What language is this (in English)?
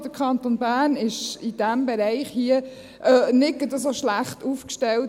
Swiss German